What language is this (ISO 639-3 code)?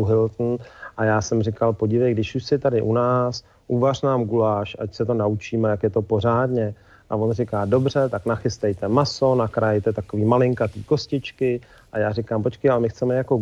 ces